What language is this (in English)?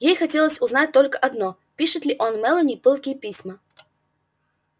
Russian